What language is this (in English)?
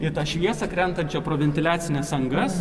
Lithuanian